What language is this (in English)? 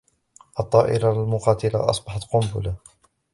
Arabic